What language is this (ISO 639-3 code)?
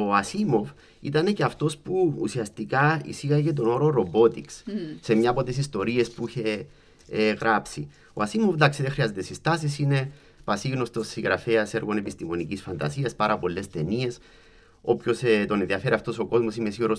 ell